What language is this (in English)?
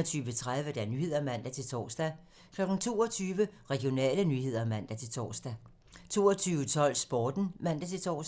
Danish